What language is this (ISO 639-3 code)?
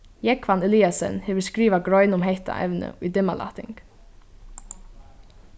fao